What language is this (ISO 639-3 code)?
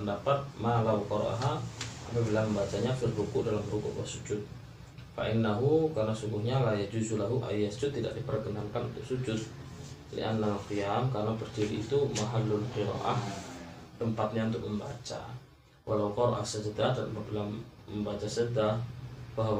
msa